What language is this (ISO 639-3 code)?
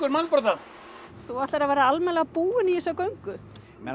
isl